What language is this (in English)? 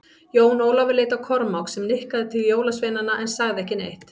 Icelandic